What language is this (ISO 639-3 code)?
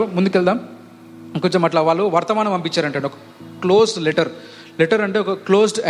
tel